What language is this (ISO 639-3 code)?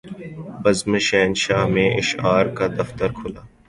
urd